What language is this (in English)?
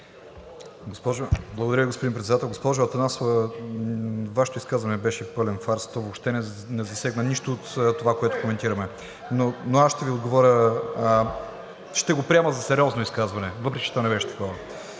Bulgarian